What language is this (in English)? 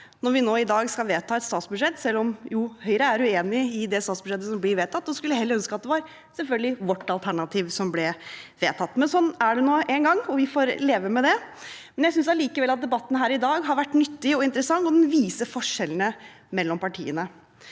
Norwegian